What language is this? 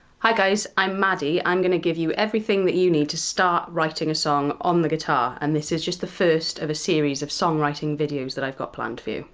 English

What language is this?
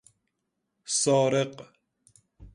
Persian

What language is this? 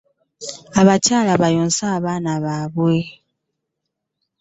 Ganda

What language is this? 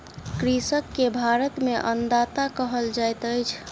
Maithili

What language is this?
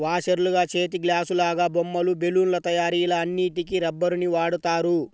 Telugu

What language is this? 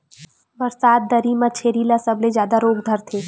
Chhattisgarhi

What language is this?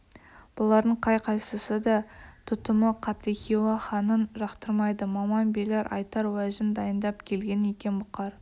Kazakh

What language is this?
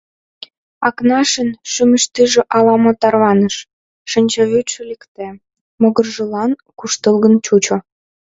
Mari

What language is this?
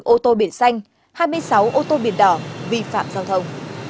Vietnamese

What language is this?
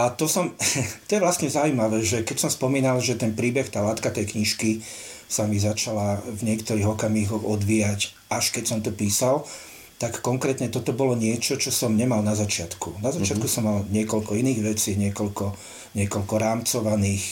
Slovak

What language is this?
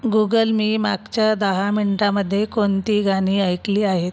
Marathi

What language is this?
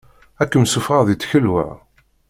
Kabyle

